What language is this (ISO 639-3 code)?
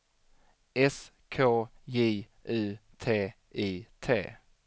swe